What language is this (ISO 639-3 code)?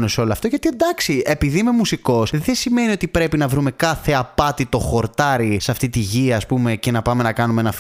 ell